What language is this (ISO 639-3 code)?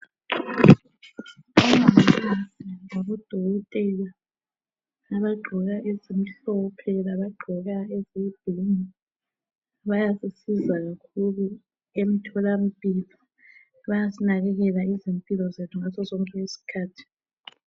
nde